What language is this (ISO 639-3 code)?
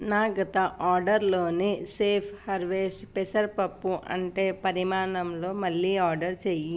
tel